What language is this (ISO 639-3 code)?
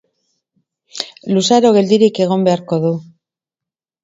eus